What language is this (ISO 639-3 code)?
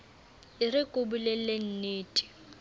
sot